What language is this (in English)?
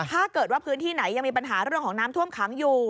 Thai